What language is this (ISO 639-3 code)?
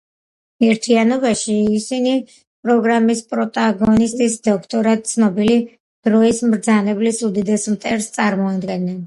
kat